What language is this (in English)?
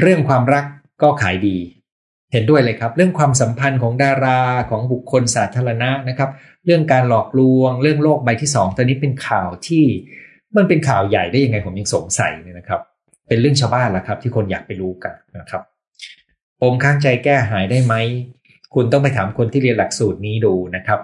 Thai